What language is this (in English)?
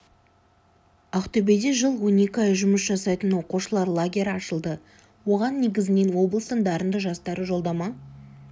Kazakh